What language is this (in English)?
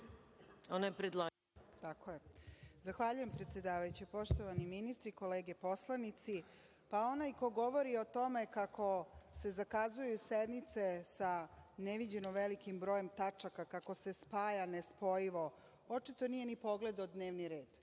Serbian